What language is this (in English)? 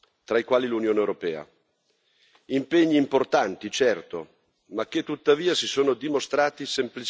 Italian